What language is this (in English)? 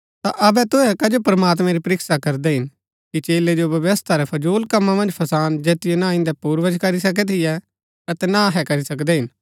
Gaddi